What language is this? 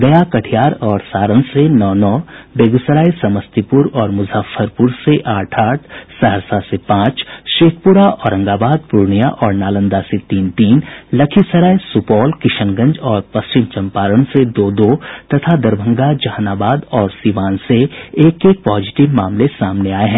Hindi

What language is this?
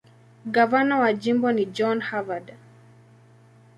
Swahili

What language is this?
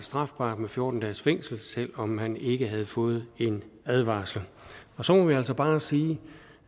Danish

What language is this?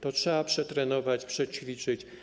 Polish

